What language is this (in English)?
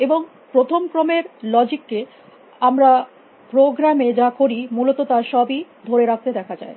Bangla